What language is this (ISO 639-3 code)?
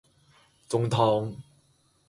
yue